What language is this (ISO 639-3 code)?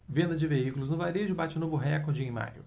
por